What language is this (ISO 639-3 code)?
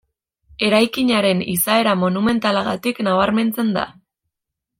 eus